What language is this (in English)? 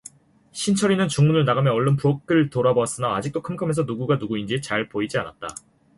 Korean